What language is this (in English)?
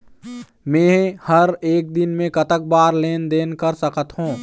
Chhattisgarhi